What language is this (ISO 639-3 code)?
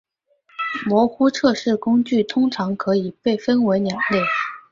zho